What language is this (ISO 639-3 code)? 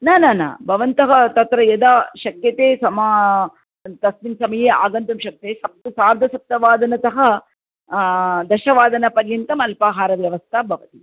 san